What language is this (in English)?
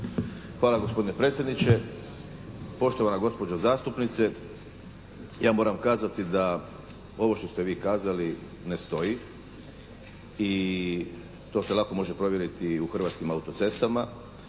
Croatian